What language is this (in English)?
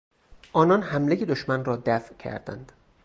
Persian